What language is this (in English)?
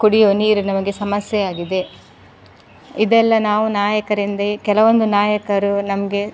Kannada